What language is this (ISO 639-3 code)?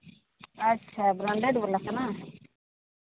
sat